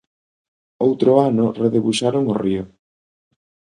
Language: Galician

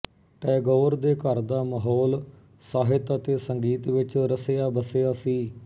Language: Punjabi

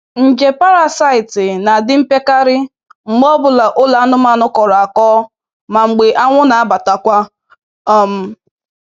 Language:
Igbo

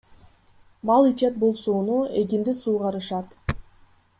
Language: Kyrgyz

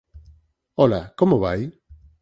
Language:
Galician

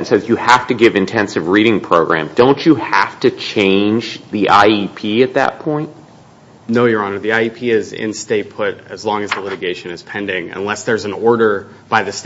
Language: English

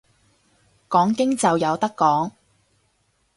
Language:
Cantonese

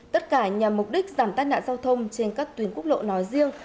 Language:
Vietnamese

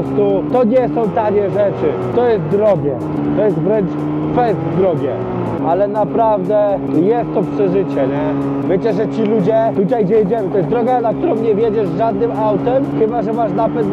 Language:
Polish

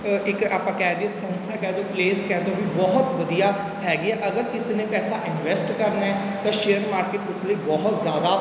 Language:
Punjabi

